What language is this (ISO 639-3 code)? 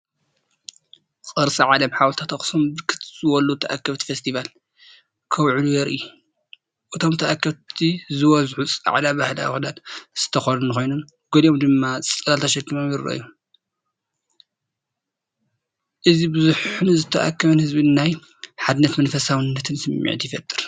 tir